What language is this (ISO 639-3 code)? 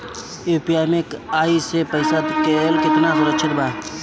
bho